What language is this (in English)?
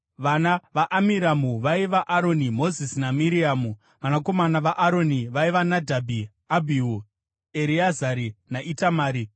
Shona